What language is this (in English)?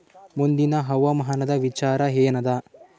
Kannada